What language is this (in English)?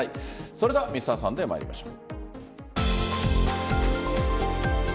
Japanese